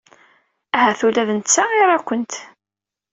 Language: Kabyle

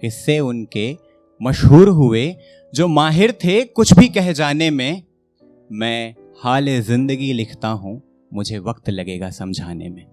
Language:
Hindi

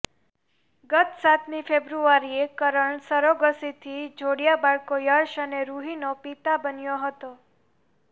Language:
Gujarati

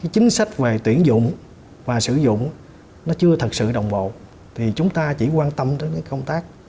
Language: Vietnamese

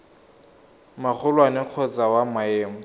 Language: Tswana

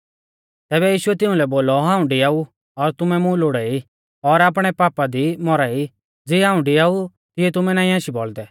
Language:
Mahasu Pahari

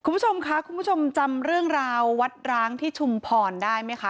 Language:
Thai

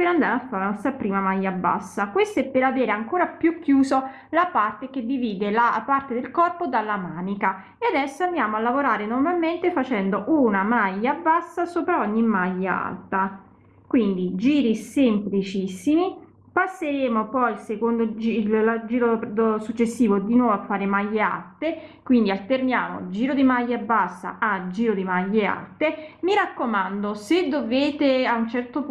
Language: Italian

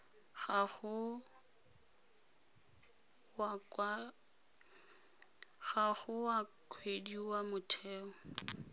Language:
Tswana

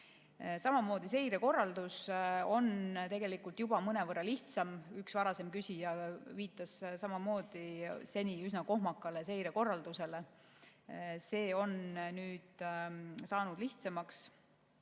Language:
Estonian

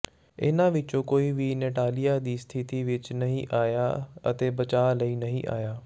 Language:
Punjabi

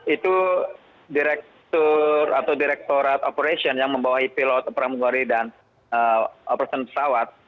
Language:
Indonesian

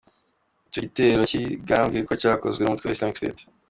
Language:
Kinyarwanda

